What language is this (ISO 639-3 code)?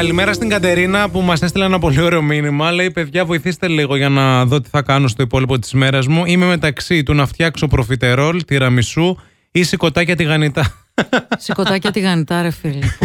ell